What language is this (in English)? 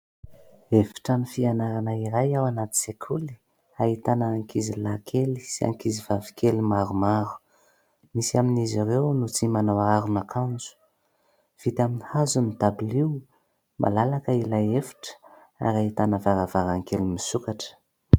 Malagasy